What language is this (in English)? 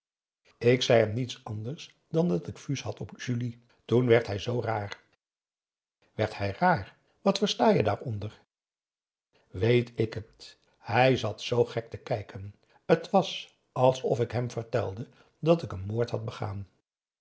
Dutch